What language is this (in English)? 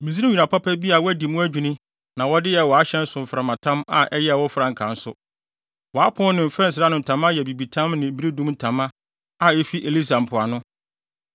Akan